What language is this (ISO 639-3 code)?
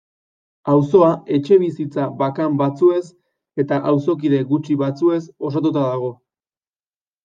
eus